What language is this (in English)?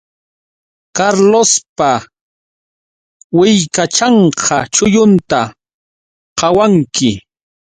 Yauyos Quechua